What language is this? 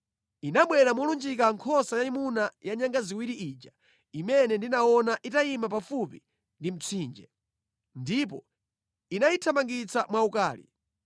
Nyanja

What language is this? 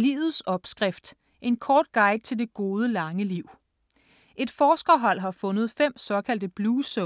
Danish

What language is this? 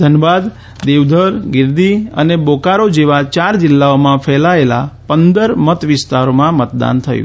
Gujarati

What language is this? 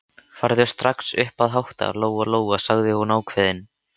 Icelandic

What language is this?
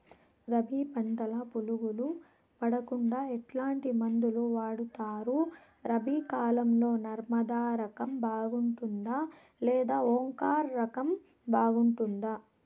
Telugu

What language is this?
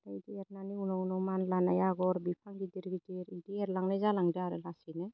Bodo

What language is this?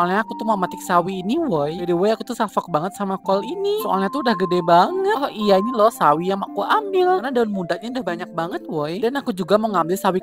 Indonesian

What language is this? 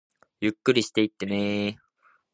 Japanese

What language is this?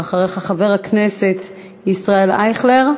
Hebrew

